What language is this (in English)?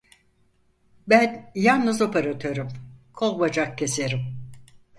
Turkish